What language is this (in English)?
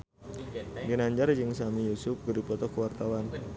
Sundanese